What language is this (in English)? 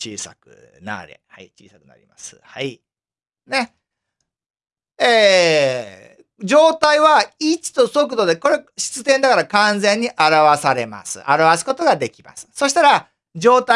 Japanese